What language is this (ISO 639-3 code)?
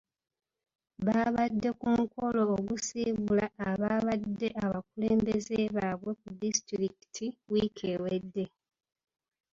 lug